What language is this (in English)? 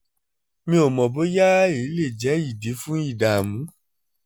Yoruba